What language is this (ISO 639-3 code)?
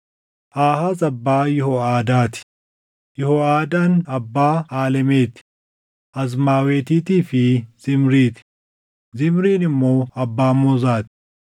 orm